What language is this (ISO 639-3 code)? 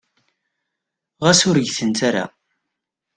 kab